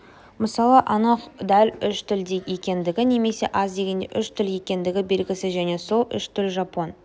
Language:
Kazakh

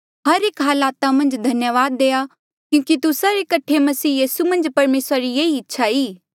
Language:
Mandeali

